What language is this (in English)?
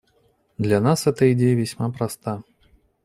Russian